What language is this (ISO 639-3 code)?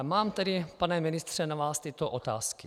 ces